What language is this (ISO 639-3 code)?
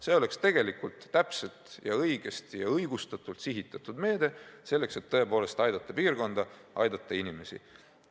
est